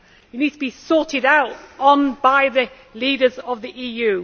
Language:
English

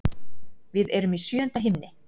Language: Icelandic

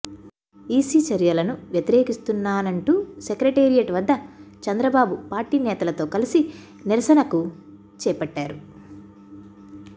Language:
Telugu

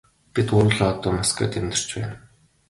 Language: Mongolian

